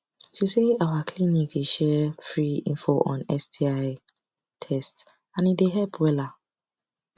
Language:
Nigerian Pidgin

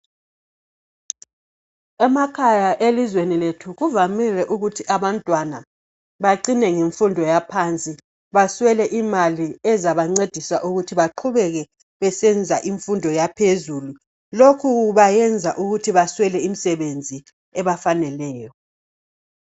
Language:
North Ndebele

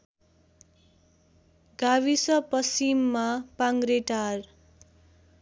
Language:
Nepali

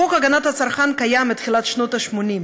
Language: Hebrew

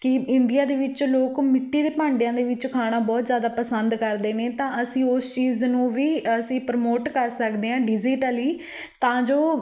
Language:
Punjabi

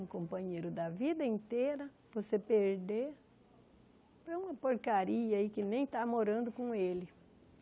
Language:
Portuguese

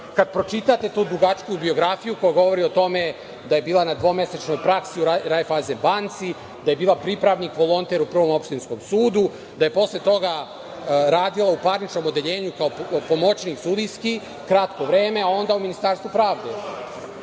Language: Serbian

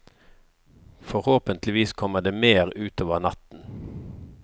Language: Norwegian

